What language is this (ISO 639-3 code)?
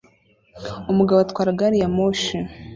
kin